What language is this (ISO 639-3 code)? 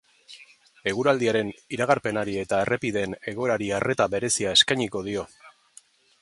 eus